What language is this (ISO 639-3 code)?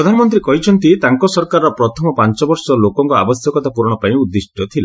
ori